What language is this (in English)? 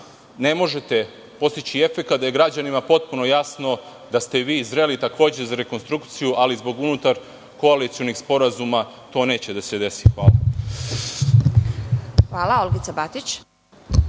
Serbian